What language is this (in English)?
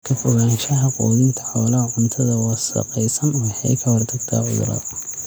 Somali